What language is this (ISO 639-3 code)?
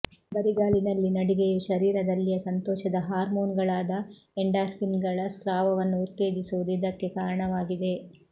kan